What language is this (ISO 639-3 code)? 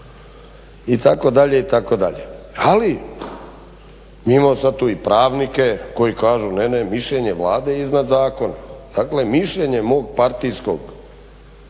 hrv